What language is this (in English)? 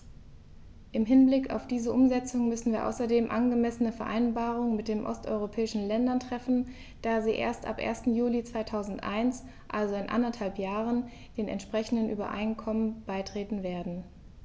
German